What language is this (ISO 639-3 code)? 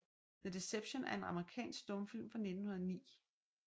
dan